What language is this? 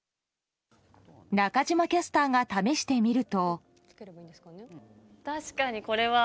Japanese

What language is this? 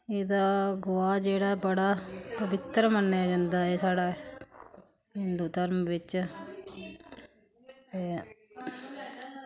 Dogri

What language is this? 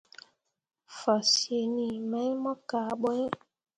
Mundang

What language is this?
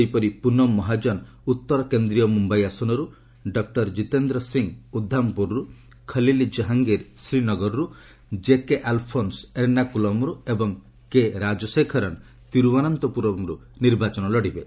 Odia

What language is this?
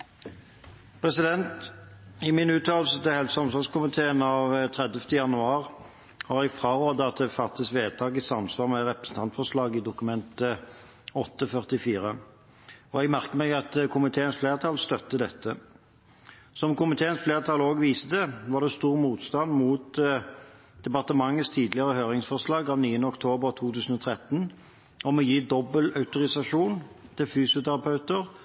Norwegian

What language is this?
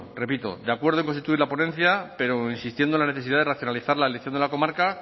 Spanish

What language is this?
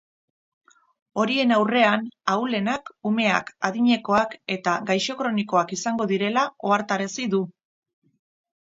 Basque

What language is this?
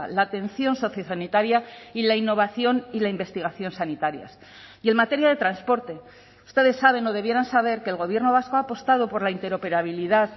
Spanish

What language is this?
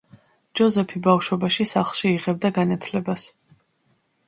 Georgian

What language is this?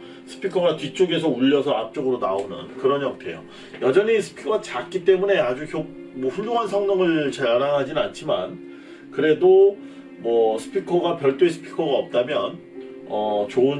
Korean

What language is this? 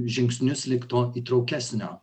Lithuanian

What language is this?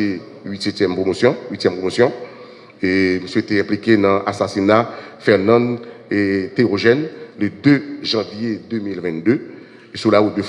French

